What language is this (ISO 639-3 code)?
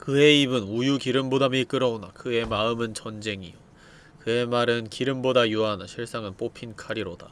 kor